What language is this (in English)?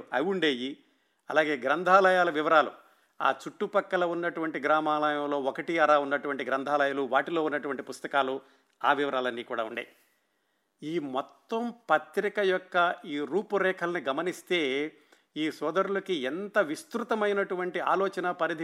Telugu